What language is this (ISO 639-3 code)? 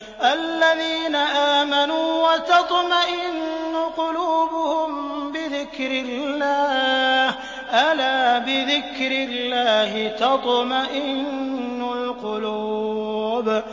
ara